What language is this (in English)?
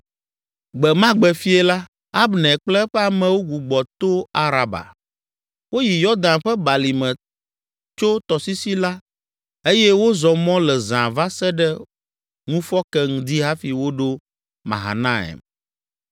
Ewe